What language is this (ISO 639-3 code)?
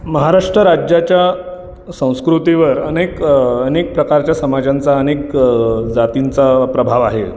mar